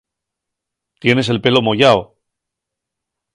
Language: Asturian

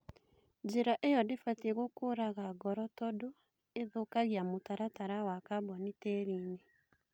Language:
Kikuyu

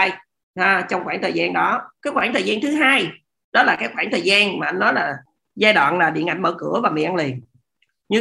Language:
Vietnamese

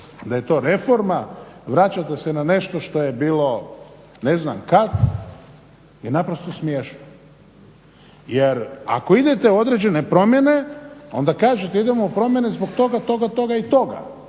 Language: Croatian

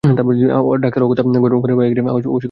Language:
Bangla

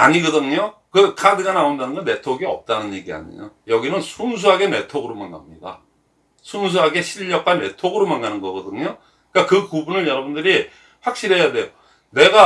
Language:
Korean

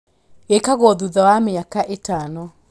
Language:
Kikuyu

